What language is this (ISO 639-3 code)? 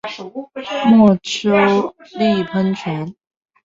zho